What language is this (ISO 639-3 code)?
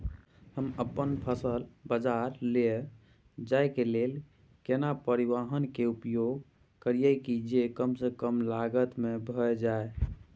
mai